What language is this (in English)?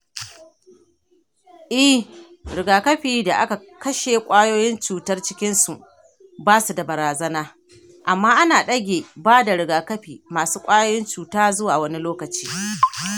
Hausa